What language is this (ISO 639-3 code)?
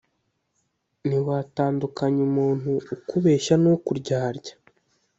kin